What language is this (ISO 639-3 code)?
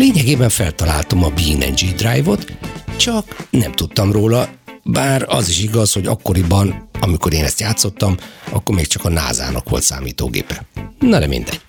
hun